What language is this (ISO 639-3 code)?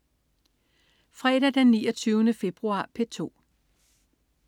dan